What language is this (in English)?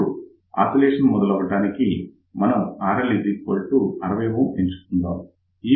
Telugu